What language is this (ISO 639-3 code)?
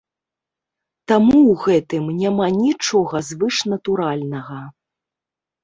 bel